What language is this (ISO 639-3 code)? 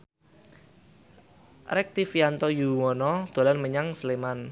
jav